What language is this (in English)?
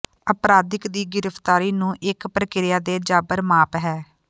Punjabi